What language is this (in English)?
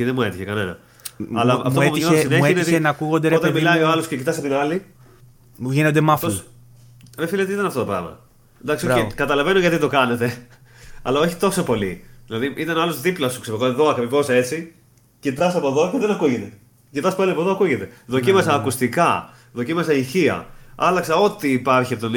Greek